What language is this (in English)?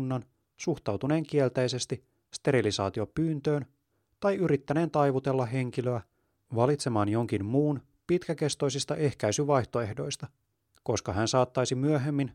Finnish